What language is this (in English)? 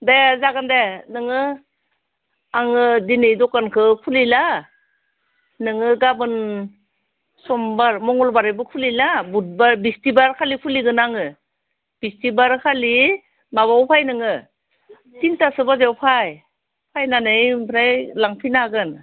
Bodo